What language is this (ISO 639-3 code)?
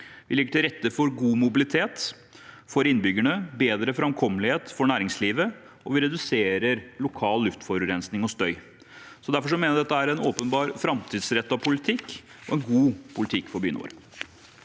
nor